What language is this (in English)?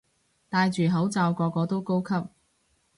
Cantonese